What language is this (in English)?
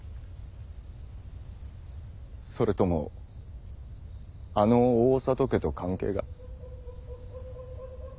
Japanese